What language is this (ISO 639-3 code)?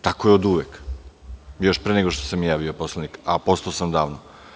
srp